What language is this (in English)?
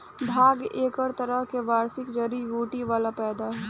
Bhojpuri